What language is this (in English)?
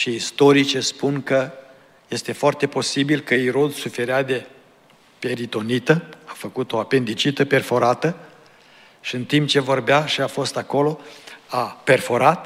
Romanian